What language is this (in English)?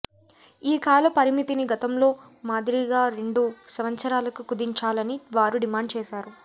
Telugu